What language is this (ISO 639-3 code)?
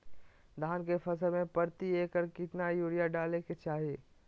mag